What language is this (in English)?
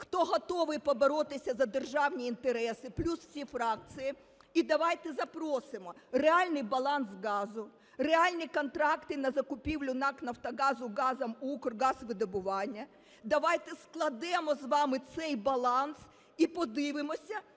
Ukrainian